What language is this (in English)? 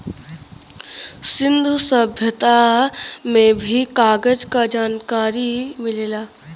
Bhojpuri